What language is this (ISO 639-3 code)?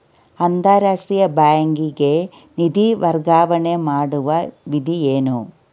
kan